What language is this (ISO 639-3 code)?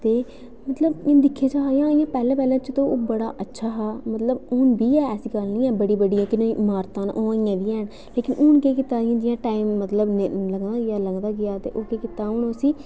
doi